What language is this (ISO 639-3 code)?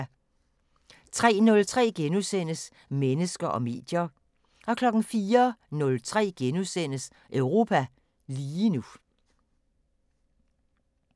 dan